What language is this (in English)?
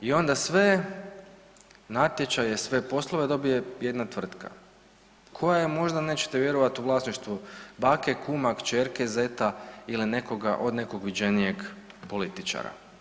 Croatian